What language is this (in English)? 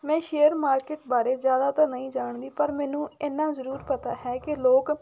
Punjabi